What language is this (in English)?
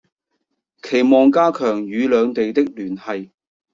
Cantonese